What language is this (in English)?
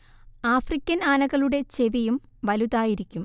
Malayalam